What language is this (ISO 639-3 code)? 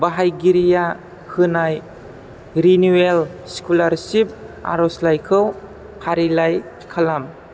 brx